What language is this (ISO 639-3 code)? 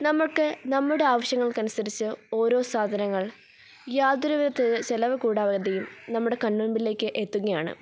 mal